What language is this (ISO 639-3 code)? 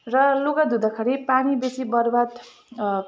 nep